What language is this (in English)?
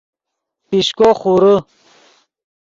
Yidgha